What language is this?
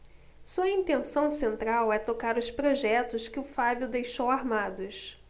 Portuguese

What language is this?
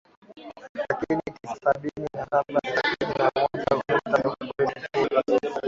Swahili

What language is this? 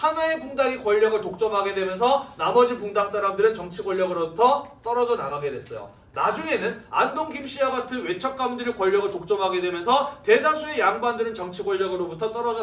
Korean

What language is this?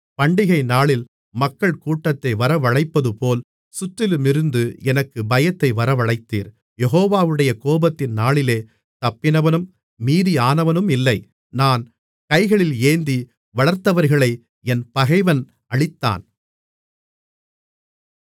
Tamil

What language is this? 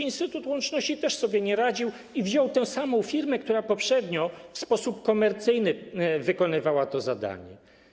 Polish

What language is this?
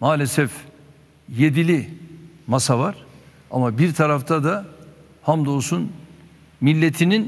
Turkish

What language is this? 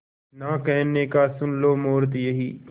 Hindi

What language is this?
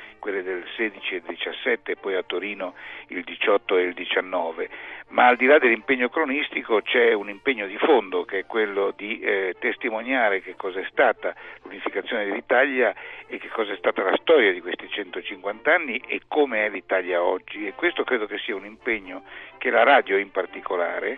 Italian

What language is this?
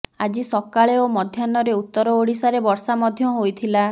Odia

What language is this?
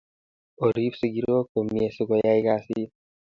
Kalenjin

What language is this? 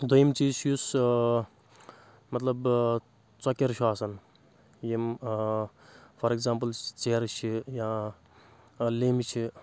Kashmiri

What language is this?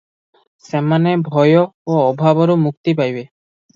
Odia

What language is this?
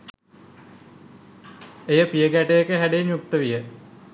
Sinhala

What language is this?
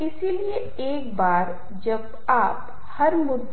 Hindi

